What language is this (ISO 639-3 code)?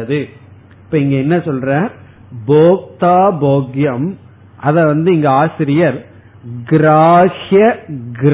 tam